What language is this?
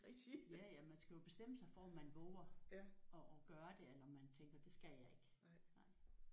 Danish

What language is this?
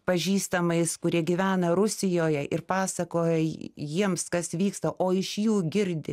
Lithuanian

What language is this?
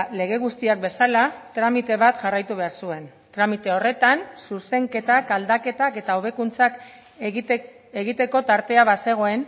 Basque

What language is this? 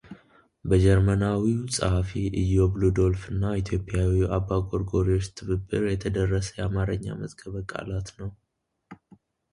Amharic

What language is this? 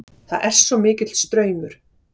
Icelandic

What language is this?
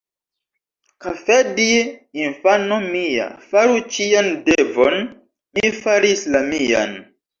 Esperanto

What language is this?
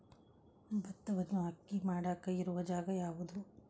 Kannada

